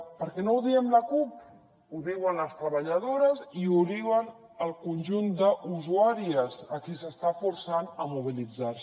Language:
Catalan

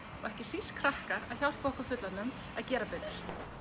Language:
Icelandic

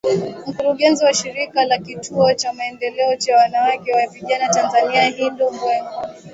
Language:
Swahili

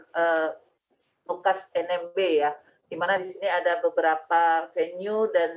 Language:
Indonesian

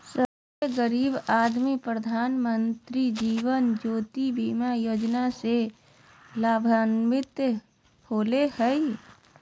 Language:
Magahi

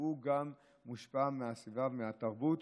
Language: Hebrew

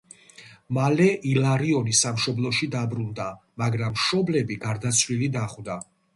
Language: Georgian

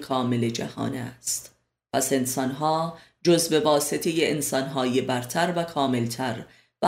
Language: Persian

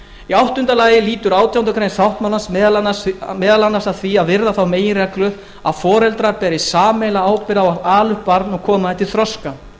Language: Icelandic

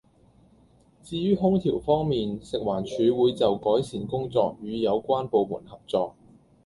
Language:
Cantonese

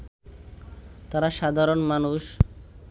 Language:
Bangla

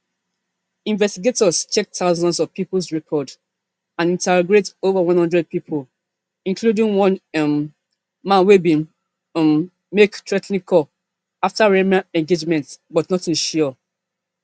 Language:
Nigerian Pidgin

